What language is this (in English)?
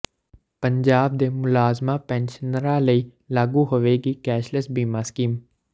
Punjabi